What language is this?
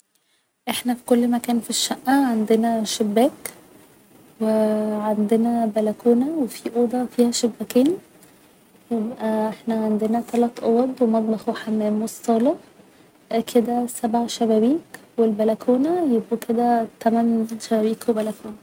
Egyptian Arabic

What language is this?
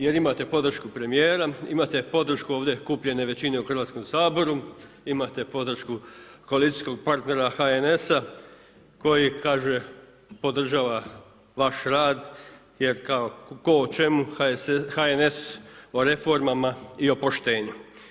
Croatian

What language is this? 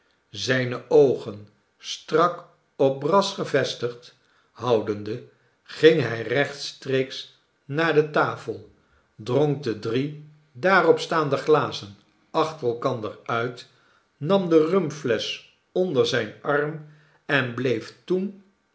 Dutch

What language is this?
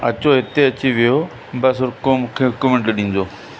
Sindhi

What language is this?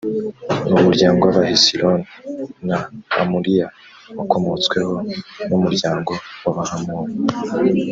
Kinyarwanda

